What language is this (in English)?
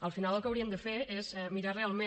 Catalan